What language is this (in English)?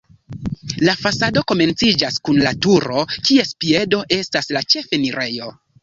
Esperanto